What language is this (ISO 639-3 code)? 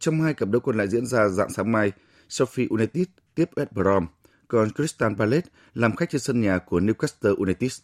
vie